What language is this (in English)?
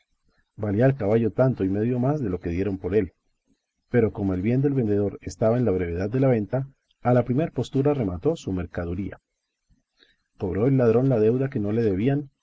Spanish